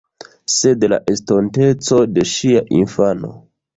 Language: Esperanto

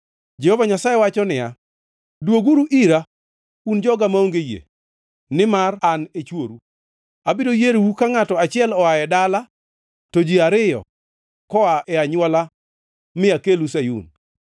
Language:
Luo (Kenya and Tanzania)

